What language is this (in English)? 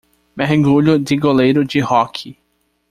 Portuguese